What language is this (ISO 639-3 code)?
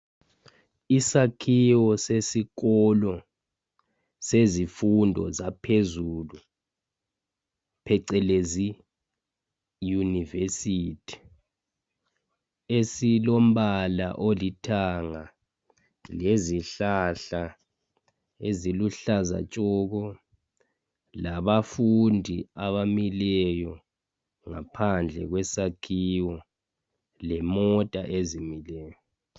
nde